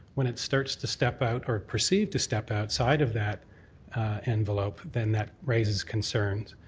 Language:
English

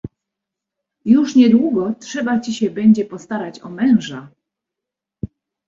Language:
Polish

